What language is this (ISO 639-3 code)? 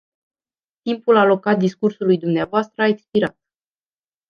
ron